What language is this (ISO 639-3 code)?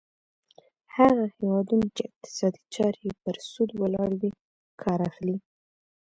pus